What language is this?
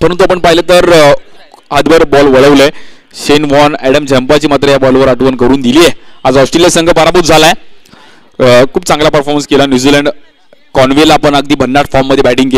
Hindi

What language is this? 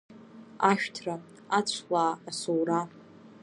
Abkhazian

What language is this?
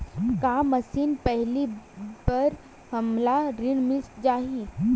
Chhattisgarhi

